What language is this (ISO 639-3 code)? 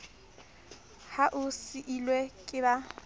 sot